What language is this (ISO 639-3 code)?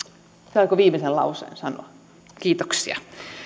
fin